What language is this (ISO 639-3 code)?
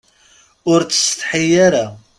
kab